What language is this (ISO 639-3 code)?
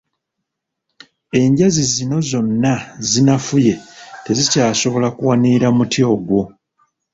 lug